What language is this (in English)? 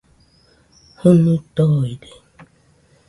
Nüpode Huitoto